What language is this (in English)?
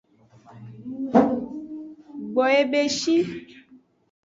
Aja (Benin)